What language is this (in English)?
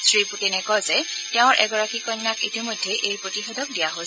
Assamese